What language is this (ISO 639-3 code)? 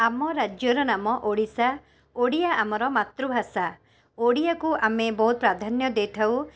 ori